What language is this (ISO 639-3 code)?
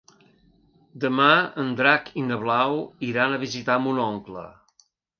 cat